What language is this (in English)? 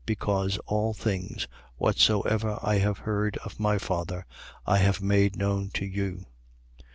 English